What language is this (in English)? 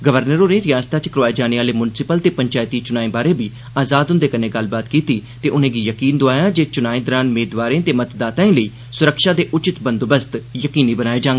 Dogri